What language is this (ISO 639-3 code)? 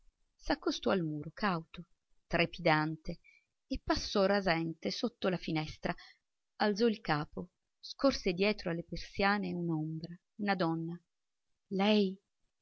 ita